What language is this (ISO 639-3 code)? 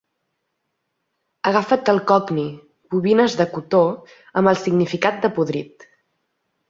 cat